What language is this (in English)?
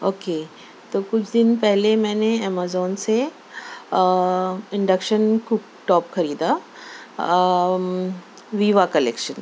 Urdu